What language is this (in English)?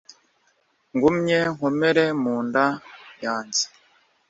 Kinyarwanda